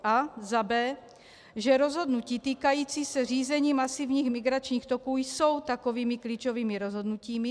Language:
Czech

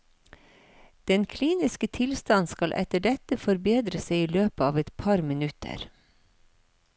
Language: Norwegian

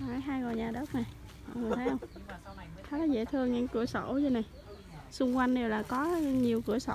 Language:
Vietnamese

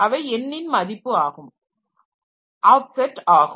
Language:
Tamil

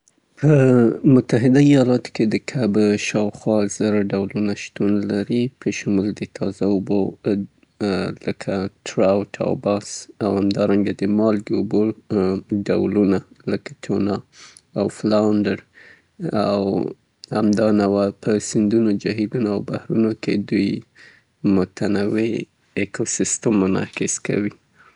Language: Southern Pashto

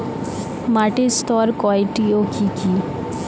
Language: Bangla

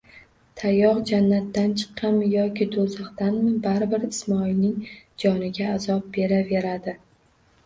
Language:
Uzbek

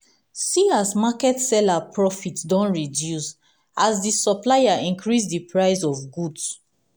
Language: Nigerian Pidgin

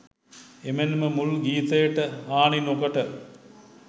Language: Sinhala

